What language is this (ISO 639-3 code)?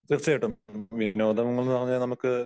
mal